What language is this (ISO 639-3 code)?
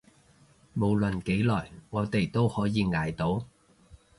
yue